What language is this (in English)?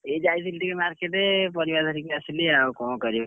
Odia